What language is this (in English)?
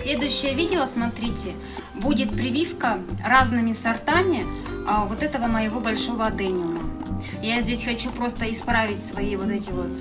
Russian